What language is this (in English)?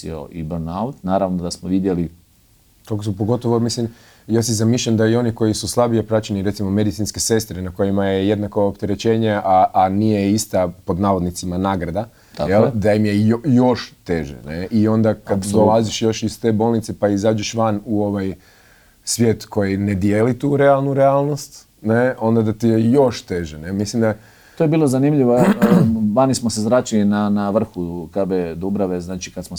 Croatian